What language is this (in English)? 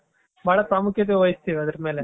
Kannada